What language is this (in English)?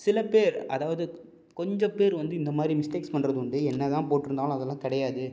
Tamil